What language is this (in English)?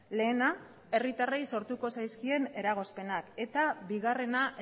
Basque